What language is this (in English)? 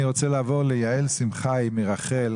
Hebrew